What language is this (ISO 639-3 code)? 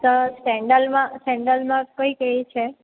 guj